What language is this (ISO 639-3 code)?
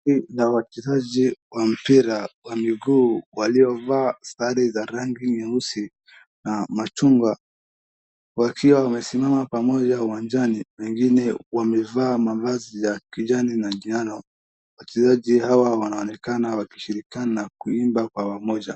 swa